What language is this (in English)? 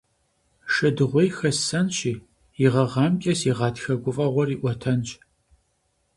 Kabardian